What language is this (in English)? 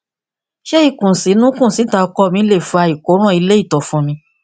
Yoruba